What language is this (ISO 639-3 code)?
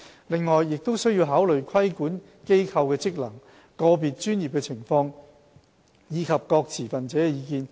yue